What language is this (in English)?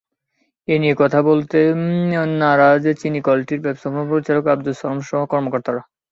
Bangla